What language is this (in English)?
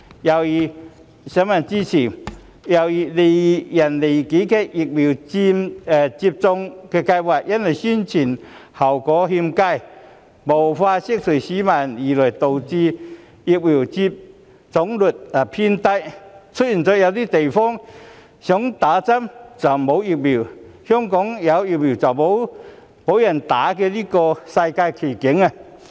Cantonese